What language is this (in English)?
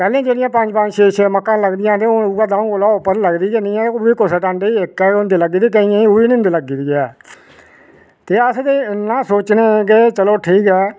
Dogri